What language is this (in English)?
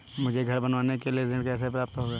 Hindi